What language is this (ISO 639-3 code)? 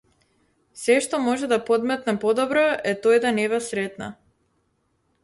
mkd